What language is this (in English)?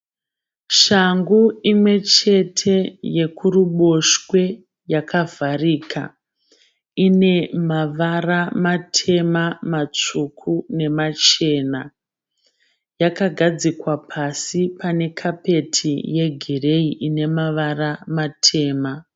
Shona